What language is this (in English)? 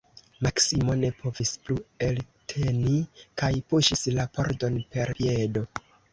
Esperanto